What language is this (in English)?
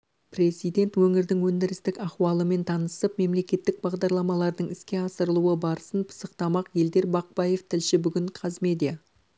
Kazakh